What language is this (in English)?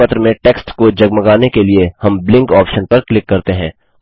Hindi